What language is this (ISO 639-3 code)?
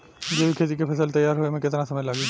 bho